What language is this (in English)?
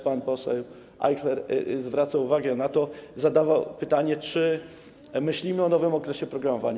Polish